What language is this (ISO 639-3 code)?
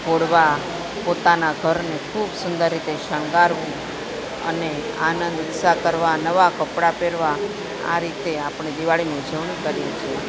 guj